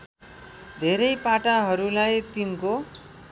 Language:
Nepali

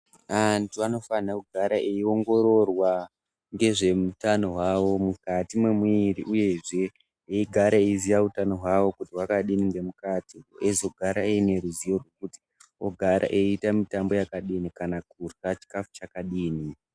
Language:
Ndau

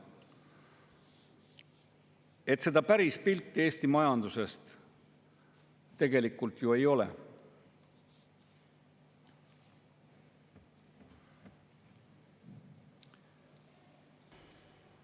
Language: Estonian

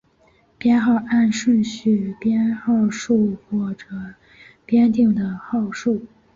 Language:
Chinese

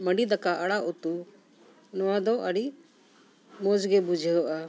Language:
Santali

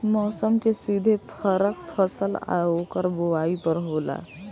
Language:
Bhojpuri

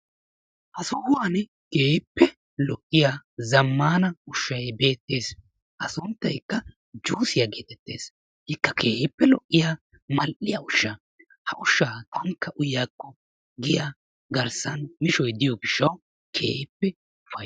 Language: Wolaytta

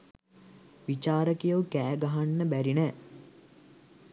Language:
Sinhala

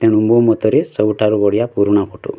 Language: Odia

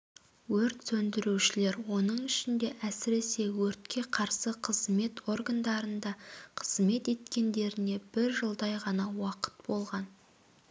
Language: Kazakh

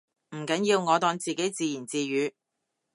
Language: Cantonese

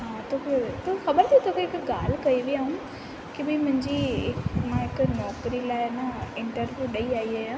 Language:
Sindhi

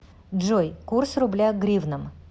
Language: Russian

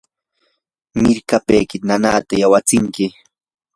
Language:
Yanahuanca Pasco Quechua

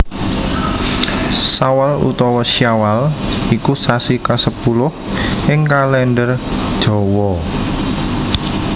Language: Javanese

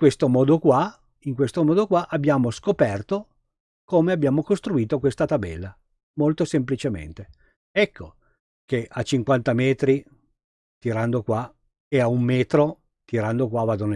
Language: Italian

